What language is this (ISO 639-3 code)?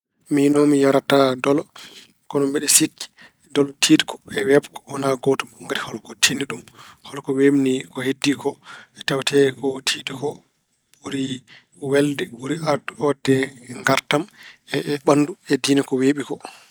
ful